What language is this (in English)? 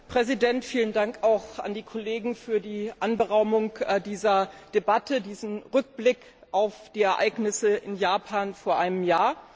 German